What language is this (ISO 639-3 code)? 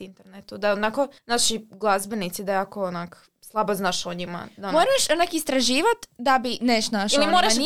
hrv